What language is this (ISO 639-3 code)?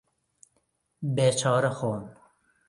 ckb